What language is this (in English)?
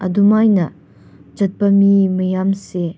Manipuri